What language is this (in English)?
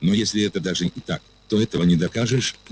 Russian